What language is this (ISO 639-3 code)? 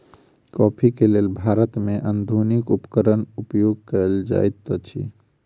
mai